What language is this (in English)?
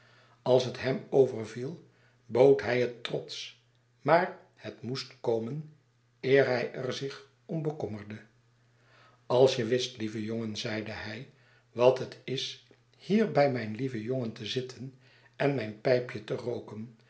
Dutch